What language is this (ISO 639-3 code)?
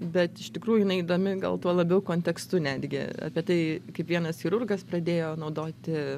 lit